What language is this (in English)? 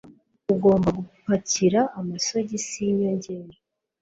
Kinyarwanda